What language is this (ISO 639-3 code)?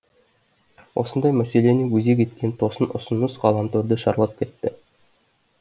kaz